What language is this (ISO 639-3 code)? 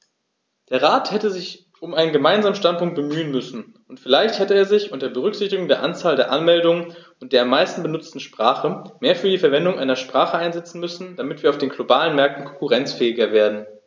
deu